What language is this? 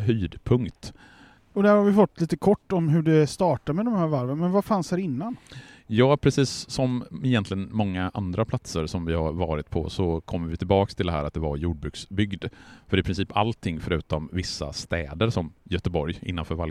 Swedish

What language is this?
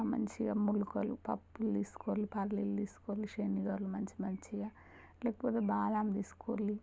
Telugu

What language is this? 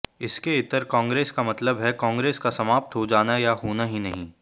Hindi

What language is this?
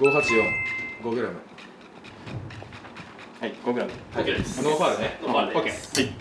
Japanese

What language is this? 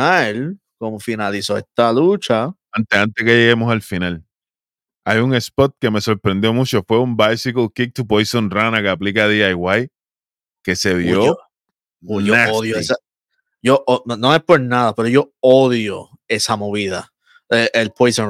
Spanish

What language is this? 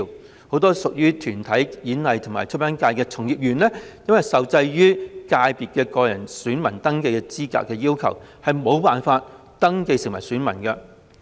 Cantonese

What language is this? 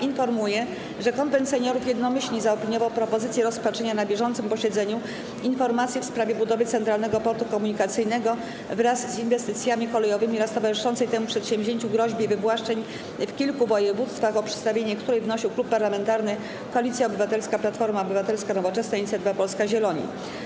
Polish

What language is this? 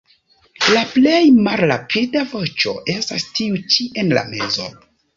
Esperanto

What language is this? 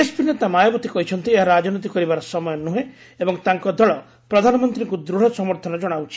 Odia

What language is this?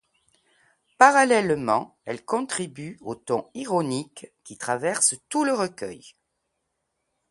French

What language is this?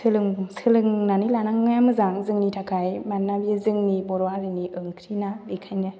Bodo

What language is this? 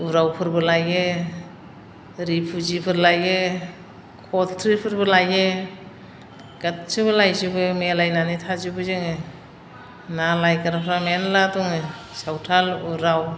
Bodo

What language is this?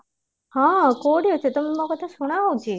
Odia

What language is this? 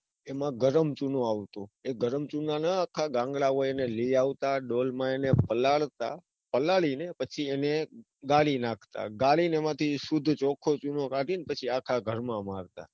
Gujarati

